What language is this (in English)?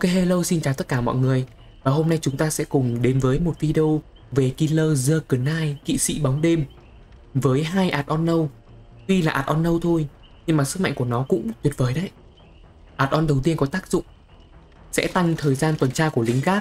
Vietnamese